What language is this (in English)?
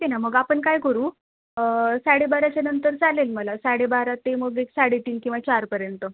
Marathi